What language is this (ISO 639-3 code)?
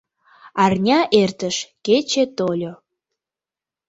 chm